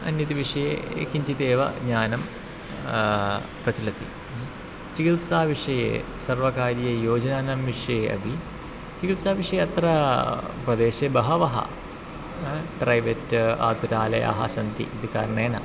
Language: Sanskrit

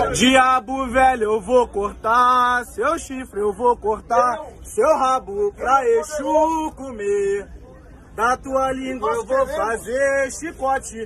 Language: Portuguese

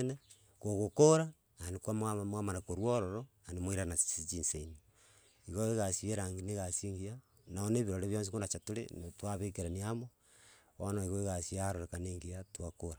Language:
Gusii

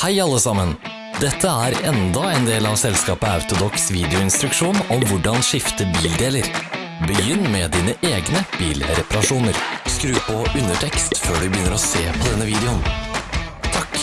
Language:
Norwegian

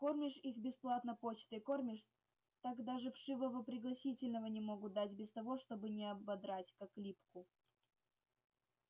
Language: Russian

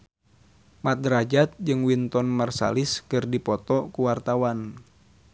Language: Sundanese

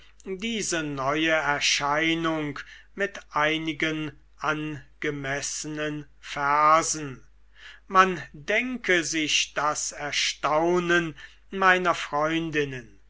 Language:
German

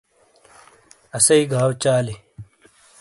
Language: Shina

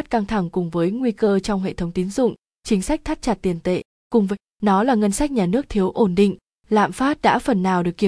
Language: Vietnamese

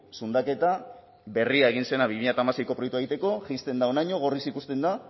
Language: Basque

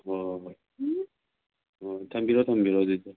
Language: Manipuri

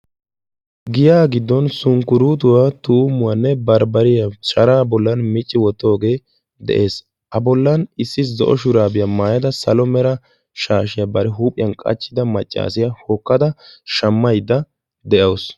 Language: Wolaytta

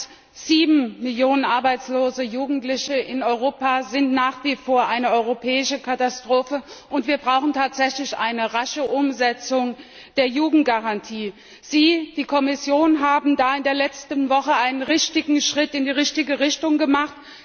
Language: German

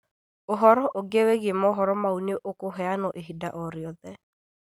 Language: Kikuyu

